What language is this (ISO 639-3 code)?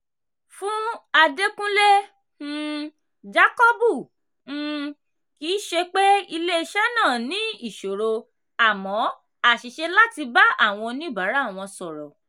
yor